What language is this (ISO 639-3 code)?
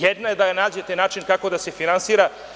srp